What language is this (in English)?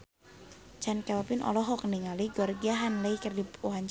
Sundanese